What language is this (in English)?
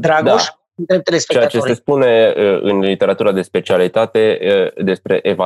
Romanian